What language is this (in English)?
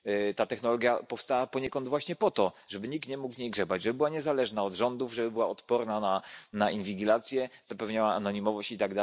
Polish